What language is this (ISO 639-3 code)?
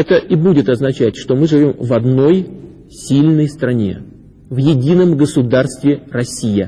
rus